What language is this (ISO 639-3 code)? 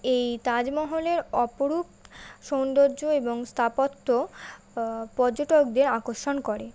ben